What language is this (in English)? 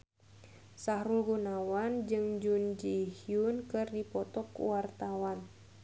Sundanese